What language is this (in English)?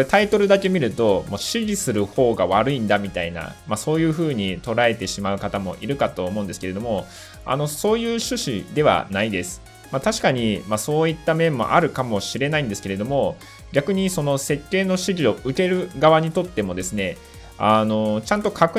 Japanese